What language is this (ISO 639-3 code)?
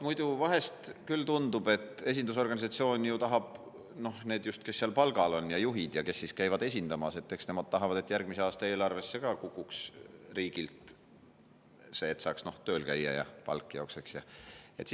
est